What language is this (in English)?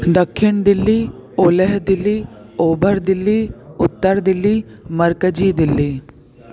Sindhi